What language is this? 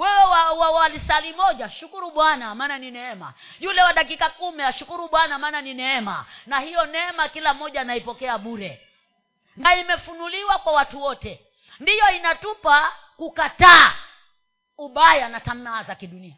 Swahili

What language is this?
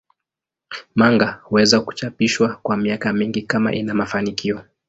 Swahili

